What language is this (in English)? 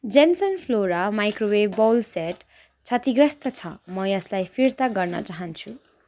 Nepali